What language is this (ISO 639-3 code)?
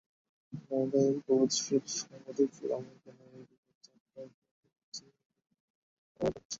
ben